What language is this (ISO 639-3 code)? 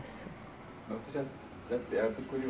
por